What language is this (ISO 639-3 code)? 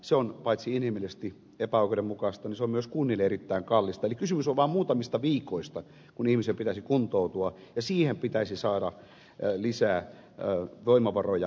fin